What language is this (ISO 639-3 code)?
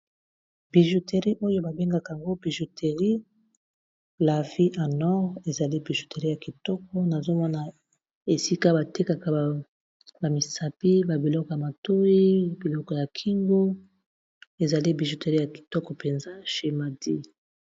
lin